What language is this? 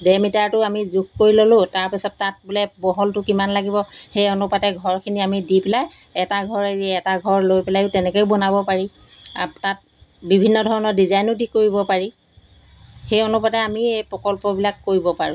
Assamese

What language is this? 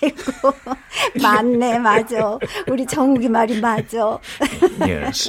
Korean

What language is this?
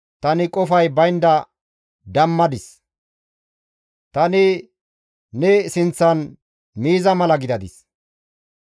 Gamo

